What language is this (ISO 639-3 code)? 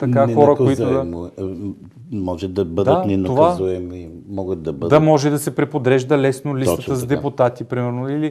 bul